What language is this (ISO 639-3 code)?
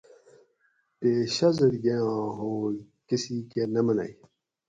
gwc